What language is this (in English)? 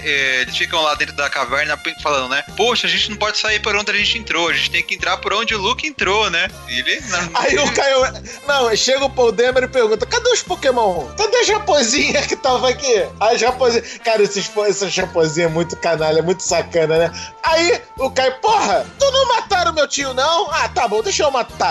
Portuguese